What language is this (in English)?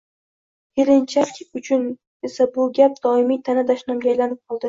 Uzbek